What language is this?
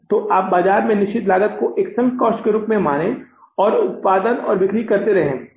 Hindi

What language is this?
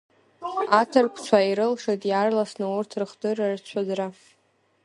Abkhazian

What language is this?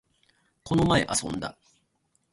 Japanese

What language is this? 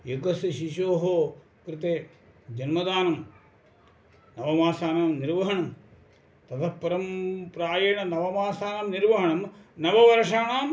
Sanskrit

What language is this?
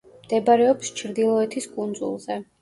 Georgian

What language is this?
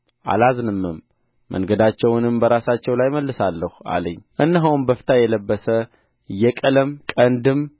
Amharic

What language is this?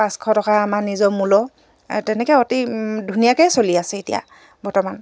Assamese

